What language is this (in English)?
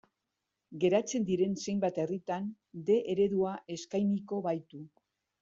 Basque